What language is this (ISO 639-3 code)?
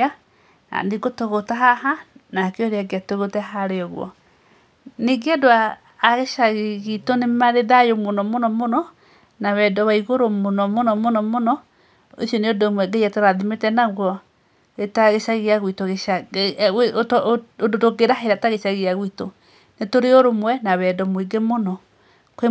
kik